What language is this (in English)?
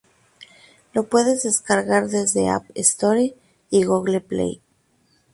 Spanish